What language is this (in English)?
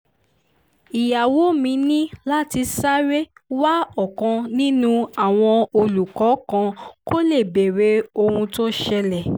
Yoruba